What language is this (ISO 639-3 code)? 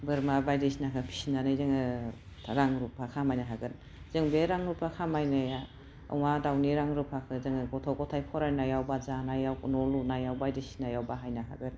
brx